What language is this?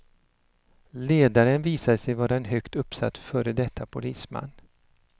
Swedish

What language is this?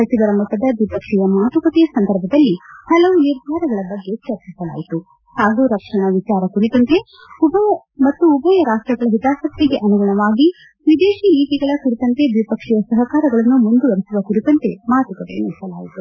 Kannada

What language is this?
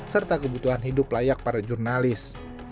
Indonesian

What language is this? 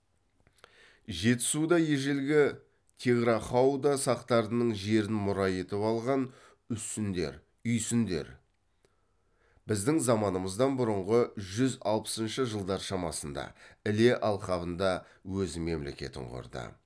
Kazakh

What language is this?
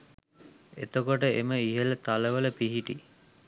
Sinhala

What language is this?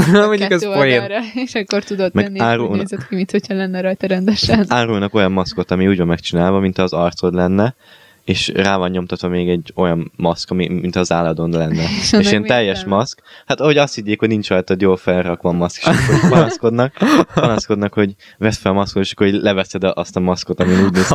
Hungarian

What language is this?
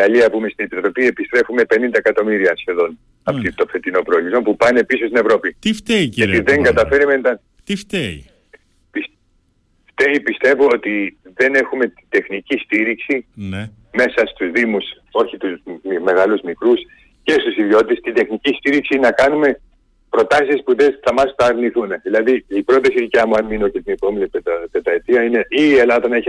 Greek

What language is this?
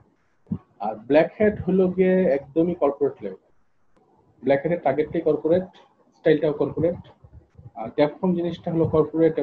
Bangla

